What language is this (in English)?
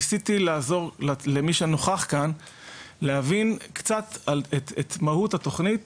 Hebrew